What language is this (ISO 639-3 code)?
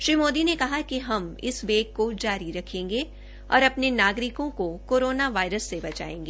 hin